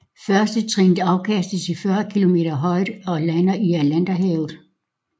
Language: Danish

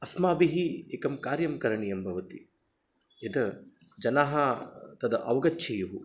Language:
Sanskrit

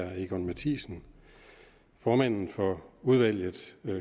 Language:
Danish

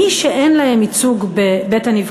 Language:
Hebrew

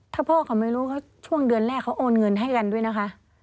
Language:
Thai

